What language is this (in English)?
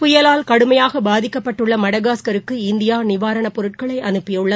Tamil